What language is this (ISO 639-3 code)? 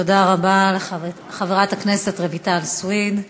heb